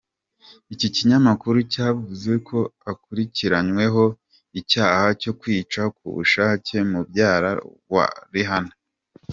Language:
Kinyarwanda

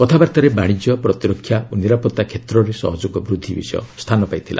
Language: Odia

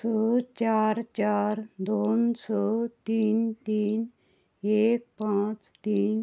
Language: Konkani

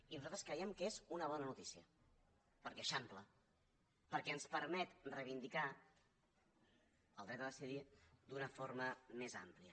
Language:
Catalan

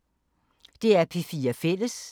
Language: Danish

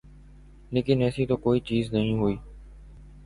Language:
Urdu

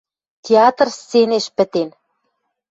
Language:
Western Mari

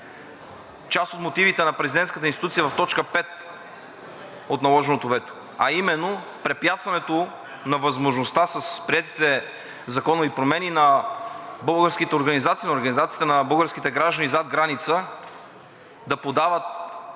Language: Bulgarian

